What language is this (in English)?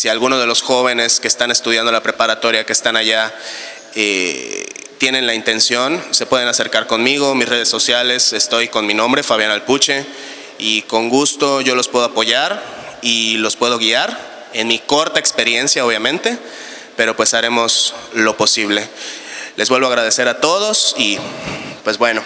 Spanish